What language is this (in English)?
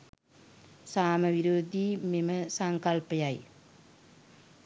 Sinhala